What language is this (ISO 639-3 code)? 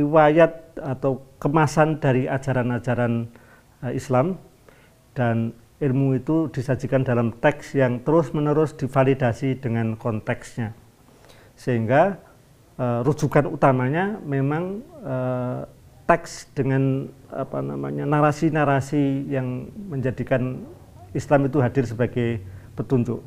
ind